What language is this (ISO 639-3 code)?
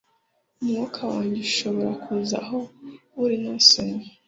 kin